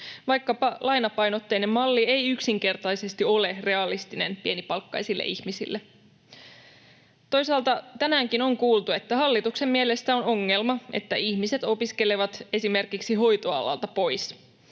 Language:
Finnish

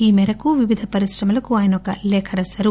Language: Telugu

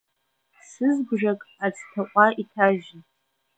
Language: Abkhazian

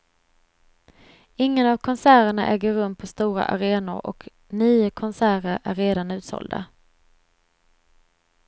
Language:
Swedish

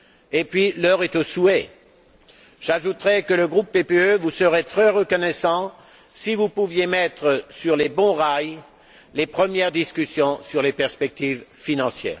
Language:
French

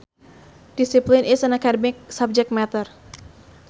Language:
Sundanese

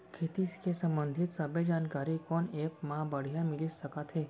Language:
Chhattisgarhi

